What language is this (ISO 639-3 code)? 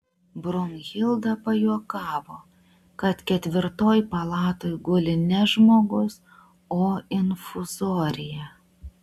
lit